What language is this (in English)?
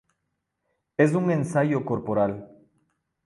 Spanish